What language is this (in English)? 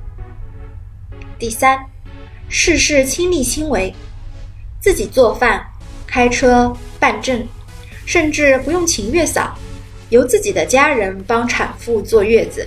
Chinese